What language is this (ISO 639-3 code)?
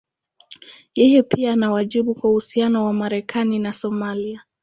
swa